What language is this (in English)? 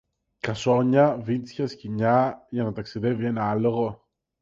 Greek